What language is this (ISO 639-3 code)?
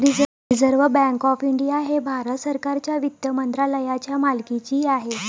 mar